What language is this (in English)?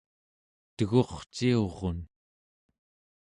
Central Yupik